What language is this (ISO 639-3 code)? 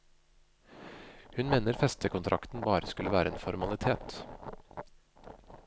nor